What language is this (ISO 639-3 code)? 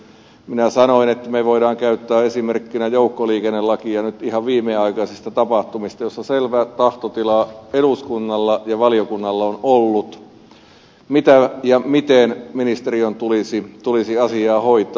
fin